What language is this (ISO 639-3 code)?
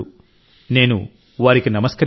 tel